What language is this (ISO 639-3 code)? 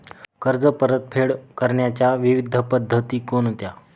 mar